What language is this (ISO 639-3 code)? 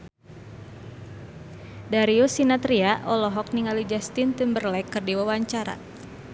sun